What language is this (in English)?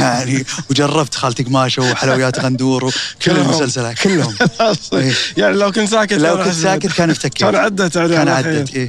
Arabic